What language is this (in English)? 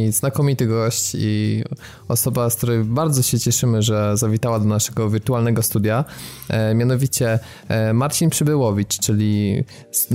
Polish